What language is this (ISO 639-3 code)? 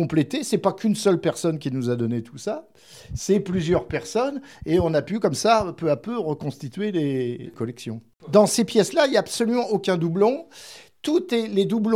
fra